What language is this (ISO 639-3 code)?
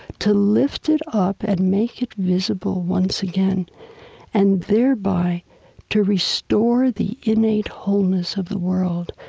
eng